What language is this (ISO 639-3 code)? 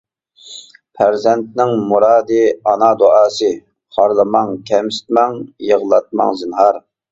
uig